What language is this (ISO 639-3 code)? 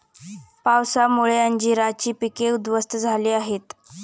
mar